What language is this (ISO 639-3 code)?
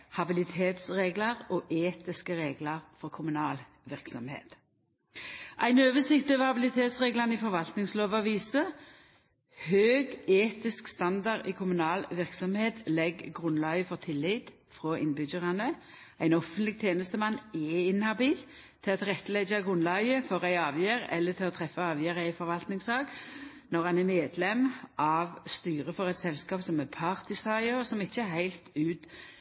nno